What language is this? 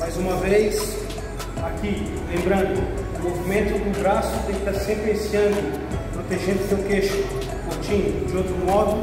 Portuguese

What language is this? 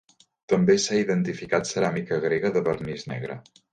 Catalan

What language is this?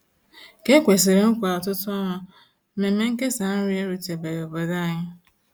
Igbo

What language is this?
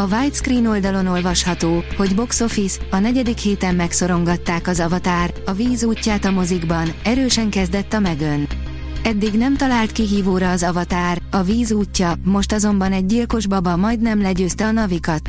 Hungarian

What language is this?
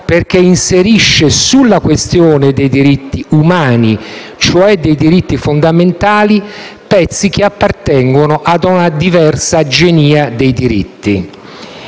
Italian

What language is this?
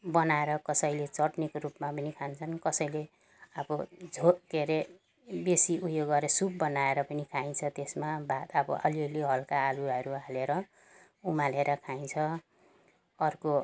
Nepali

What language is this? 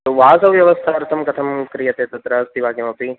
Sanskrit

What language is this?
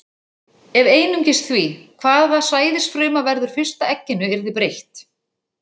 Icelandic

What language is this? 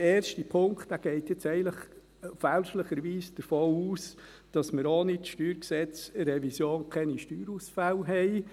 Swiss German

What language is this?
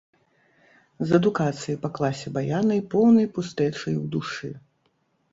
Belarusian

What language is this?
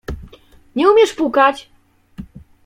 Polish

